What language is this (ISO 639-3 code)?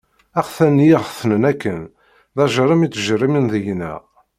kab